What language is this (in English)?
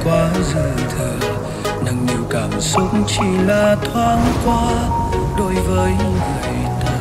Vietnamese